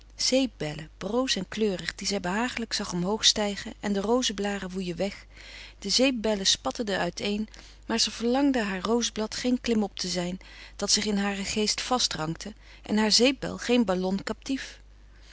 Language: Dutch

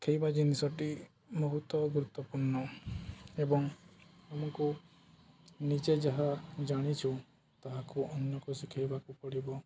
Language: Odia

